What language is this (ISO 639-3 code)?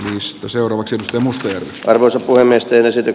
fin